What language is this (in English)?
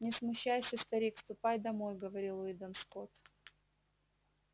Russian